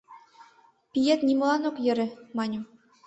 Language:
Mari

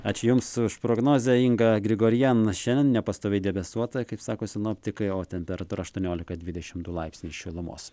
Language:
Lithuanian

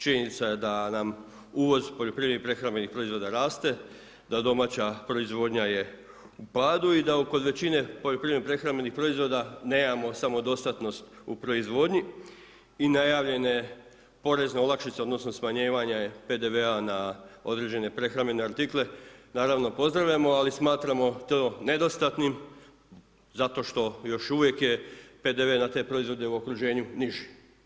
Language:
Croatian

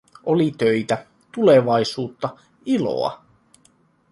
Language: Finnish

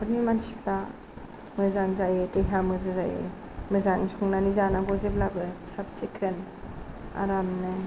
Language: Bodo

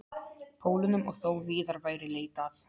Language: Icelandic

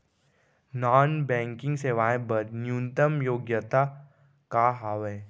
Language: Chhattisgarhi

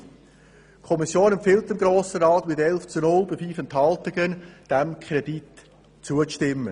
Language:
Swiss German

